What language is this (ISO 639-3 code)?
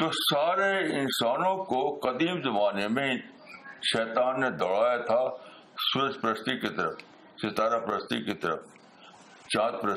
urd